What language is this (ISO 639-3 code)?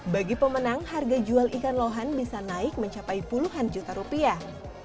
ind